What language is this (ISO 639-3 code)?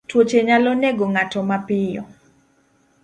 luo